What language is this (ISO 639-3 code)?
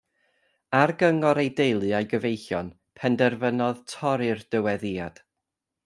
cym